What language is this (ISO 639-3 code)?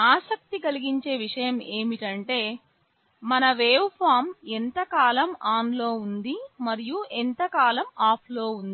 tel